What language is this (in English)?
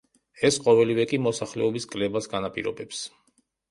Georgian